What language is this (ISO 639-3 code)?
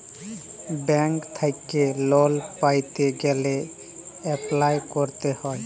ben